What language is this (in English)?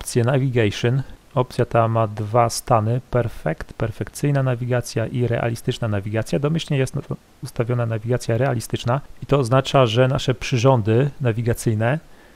Polish